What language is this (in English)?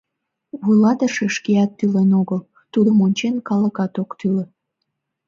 Mari